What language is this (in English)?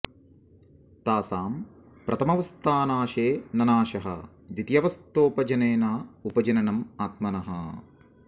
Sanskrit